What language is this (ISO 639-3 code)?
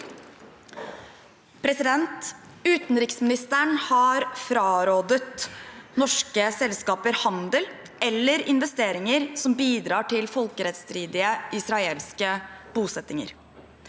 nor